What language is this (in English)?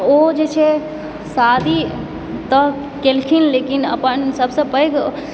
Maithili